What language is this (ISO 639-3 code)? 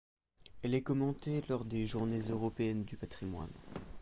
fra